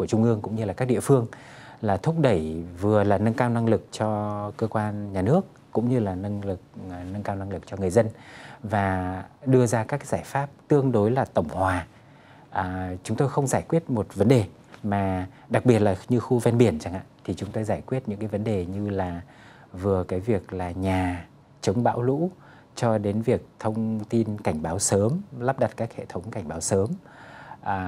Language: Vietnamese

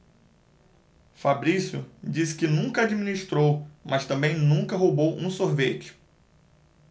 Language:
Portuguese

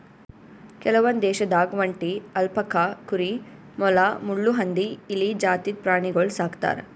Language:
Kannada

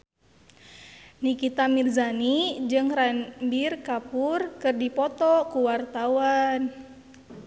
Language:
Sundanese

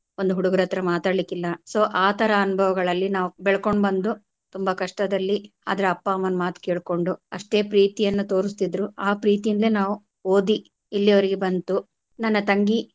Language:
Kannada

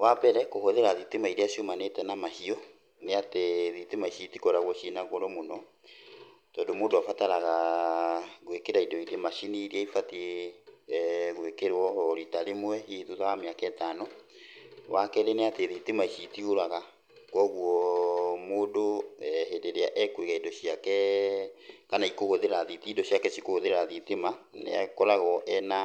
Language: Kikuyu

